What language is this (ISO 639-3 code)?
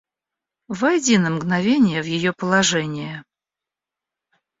rus